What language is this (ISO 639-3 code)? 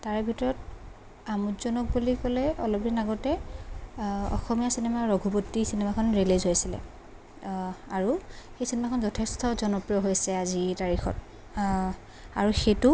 asm